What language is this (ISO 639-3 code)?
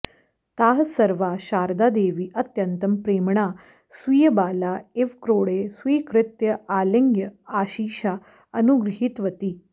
san